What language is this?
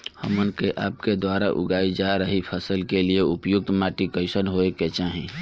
Bhojpuri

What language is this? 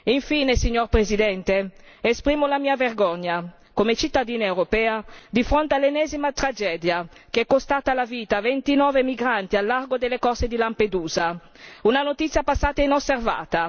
Italian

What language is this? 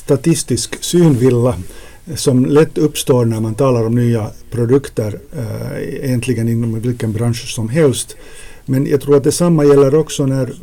Swedish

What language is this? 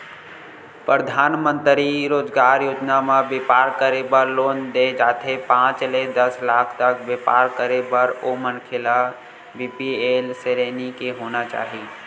Chhattisgarhi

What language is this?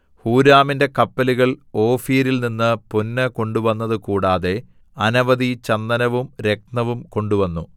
Malayalam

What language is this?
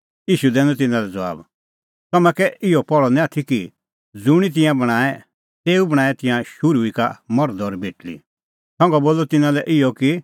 Kullu Pahari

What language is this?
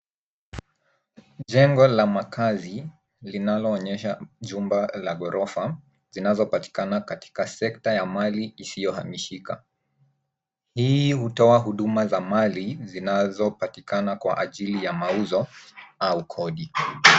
Swahili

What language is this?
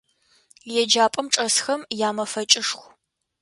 Adyghe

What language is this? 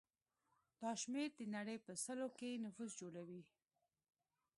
Pashto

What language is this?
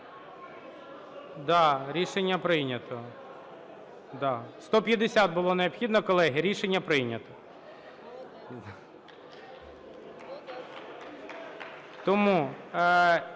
Ukrainian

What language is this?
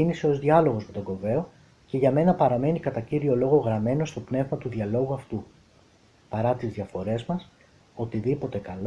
Greek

